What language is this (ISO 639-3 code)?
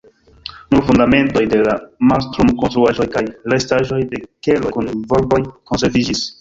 epo